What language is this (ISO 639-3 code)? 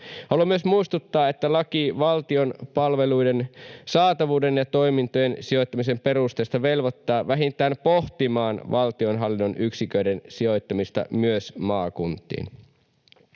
fin